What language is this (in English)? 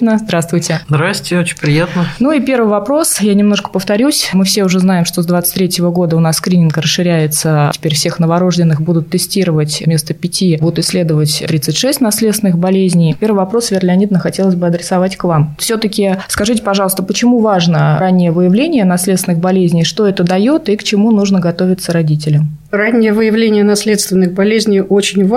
Russian